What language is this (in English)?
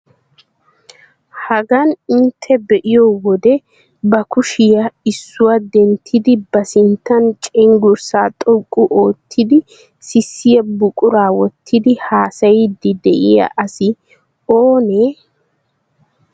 Wolaytta